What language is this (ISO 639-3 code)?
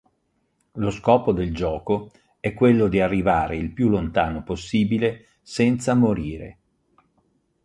ita